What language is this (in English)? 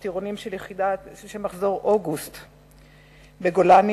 Hebrew